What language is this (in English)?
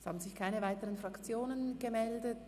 Swiss German